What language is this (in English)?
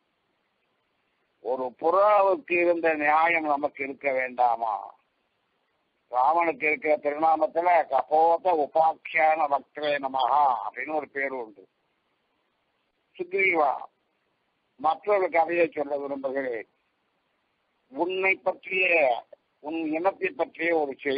Arabic